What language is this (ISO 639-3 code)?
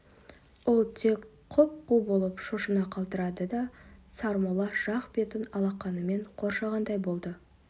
kaz